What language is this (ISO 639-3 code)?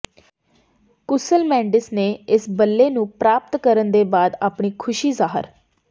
pan